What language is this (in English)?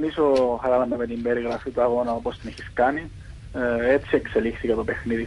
Greek